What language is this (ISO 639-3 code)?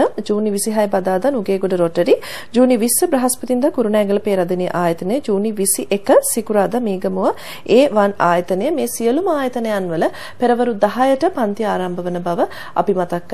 kor